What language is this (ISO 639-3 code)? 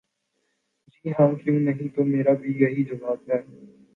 urd